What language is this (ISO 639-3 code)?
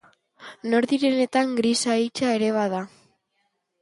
eus